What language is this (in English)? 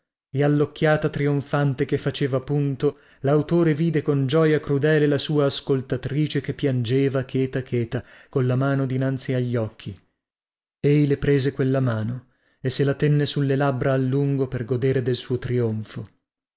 Italian